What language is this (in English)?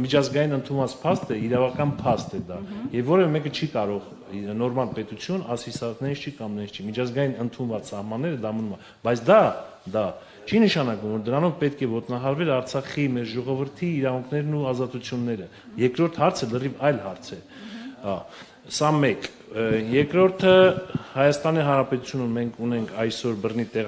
Romanian